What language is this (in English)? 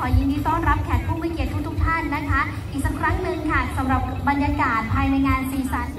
Thai